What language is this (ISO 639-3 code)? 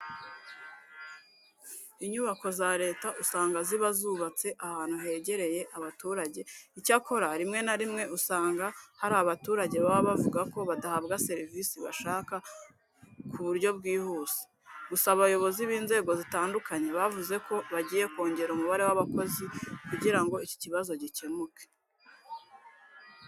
kin